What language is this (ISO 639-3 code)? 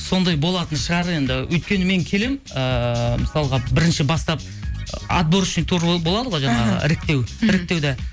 kaz